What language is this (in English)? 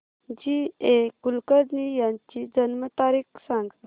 Marathi